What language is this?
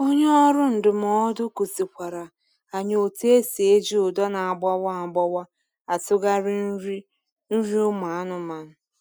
Igbo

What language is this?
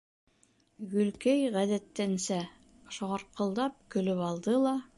Bashkir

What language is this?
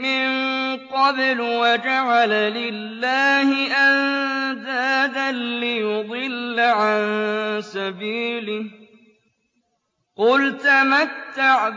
Arabic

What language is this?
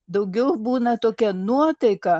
Lithuanian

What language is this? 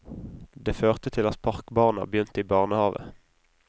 Norwegian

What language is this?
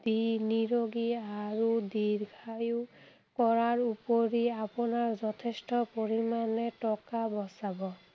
Assamese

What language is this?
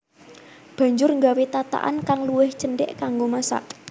Javanese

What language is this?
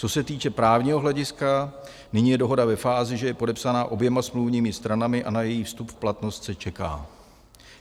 Czech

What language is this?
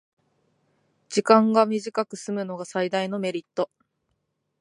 Japanese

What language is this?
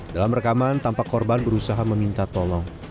Indonesian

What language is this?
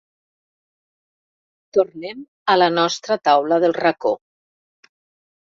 Catalan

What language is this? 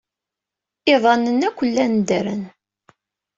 Kabyle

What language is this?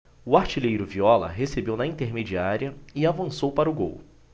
Portuguese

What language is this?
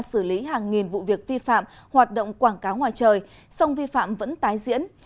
Vietnamese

